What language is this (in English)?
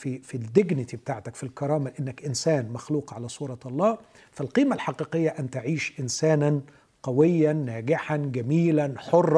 Arabic